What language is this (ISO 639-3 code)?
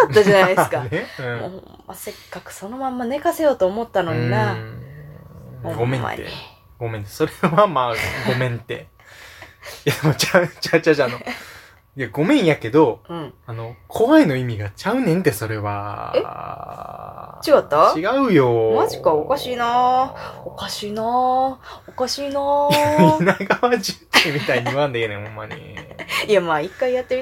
jpn